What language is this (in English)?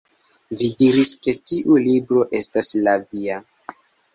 Esperanto